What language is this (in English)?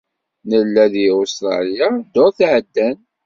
Kabyle